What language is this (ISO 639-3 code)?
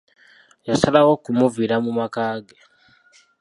lug